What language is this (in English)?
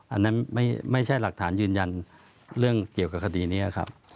Thai